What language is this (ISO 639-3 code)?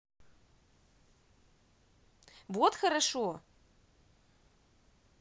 rus